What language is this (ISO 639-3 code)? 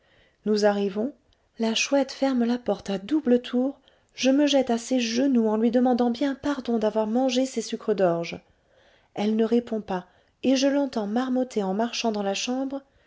fra